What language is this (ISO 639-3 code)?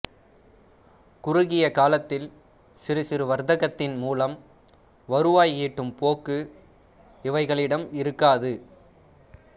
tam